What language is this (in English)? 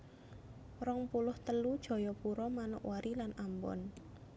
Javanese